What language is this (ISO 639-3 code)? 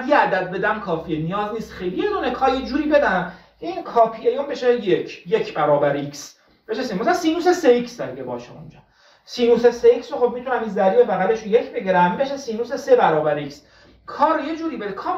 fas